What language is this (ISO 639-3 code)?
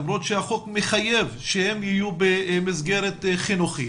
heb